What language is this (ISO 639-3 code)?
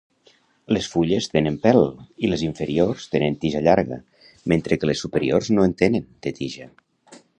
cat